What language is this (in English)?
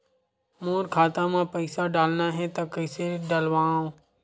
Chhattisgarhi